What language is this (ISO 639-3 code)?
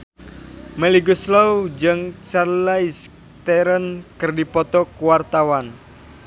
sun